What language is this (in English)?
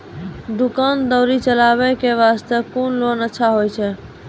Maithili